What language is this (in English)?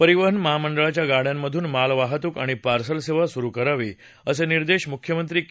Marathi